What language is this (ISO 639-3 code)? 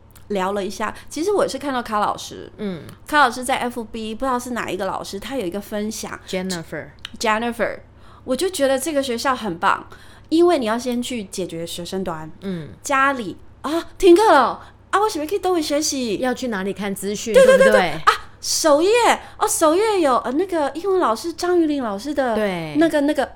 zho